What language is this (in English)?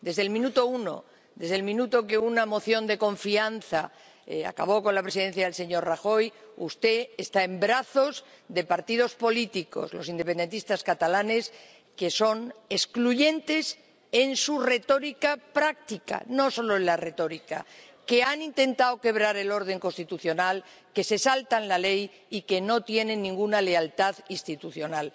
Spanish